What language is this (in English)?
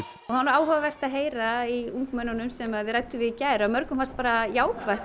Icelandic